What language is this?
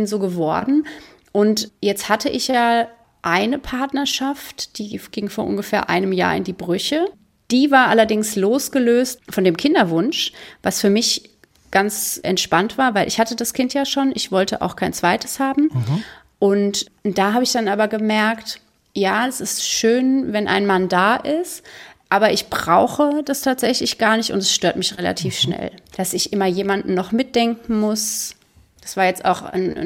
German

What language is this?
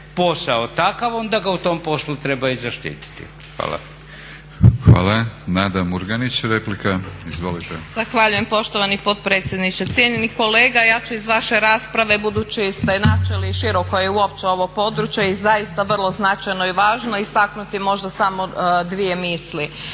Croatian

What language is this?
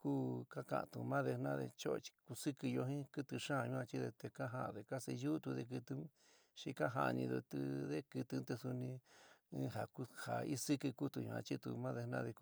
San Miguel El Grande Mixtec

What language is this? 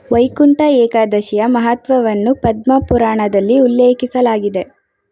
Kannada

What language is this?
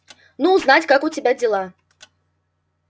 Russian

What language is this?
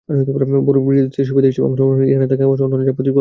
Bangla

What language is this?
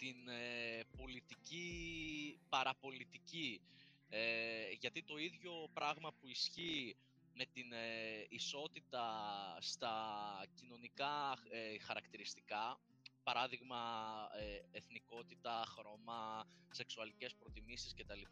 Greek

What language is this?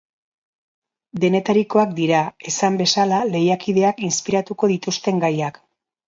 Basque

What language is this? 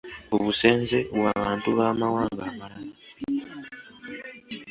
Ganda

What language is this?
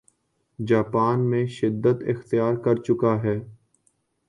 Urdu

